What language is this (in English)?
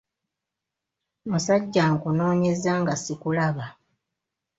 Ganda